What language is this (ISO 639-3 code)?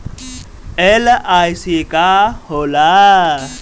bho